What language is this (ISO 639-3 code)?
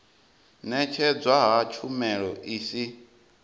ven